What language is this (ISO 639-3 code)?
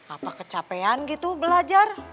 ind